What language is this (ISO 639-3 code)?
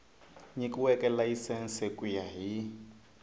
tso